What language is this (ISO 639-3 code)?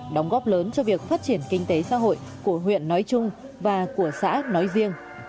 vie